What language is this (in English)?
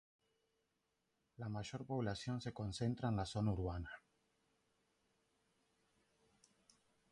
Spanish